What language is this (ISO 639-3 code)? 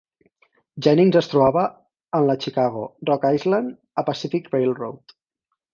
cat